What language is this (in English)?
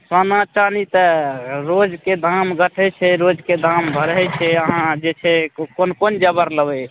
Maithili